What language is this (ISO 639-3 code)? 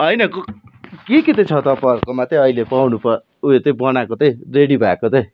nep